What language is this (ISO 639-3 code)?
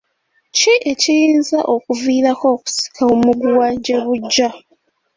lug